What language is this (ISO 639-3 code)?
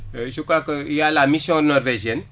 wol